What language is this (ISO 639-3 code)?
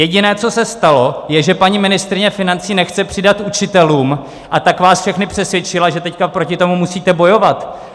ces